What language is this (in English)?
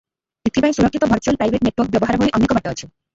Odia